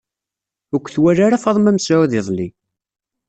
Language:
Kabyle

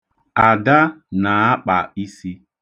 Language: Igbo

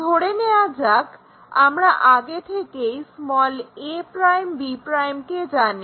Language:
Bangla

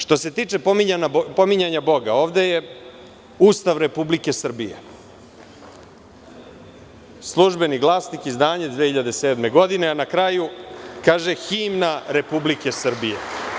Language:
Serbian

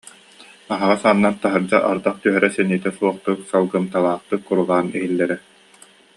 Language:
Yakut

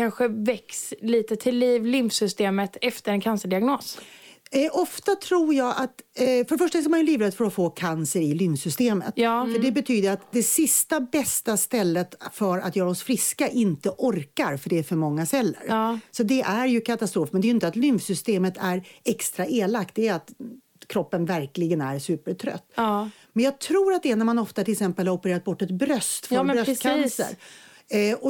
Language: Swedish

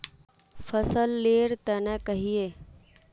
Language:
Magahi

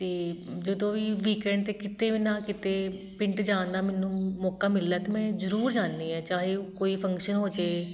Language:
Punjabi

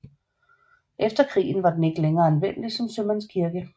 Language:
Danish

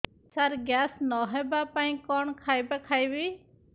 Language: Odia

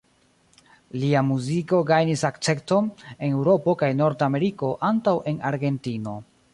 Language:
Esperanto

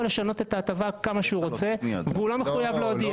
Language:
Hebrew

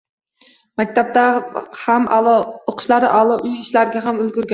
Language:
Uzbek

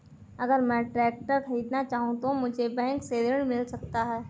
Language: Hindi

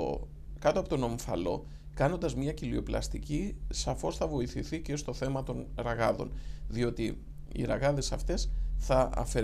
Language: Greek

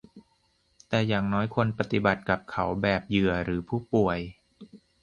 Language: Thai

